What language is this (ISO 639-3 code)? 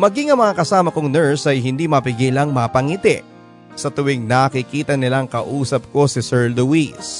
fil